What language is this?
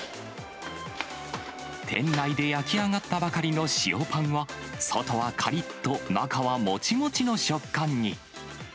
Japanese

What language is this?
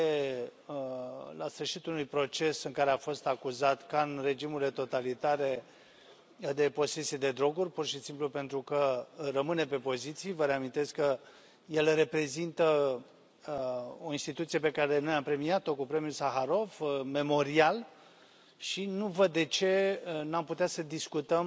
Romanian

